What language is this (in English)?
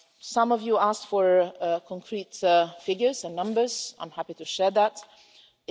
English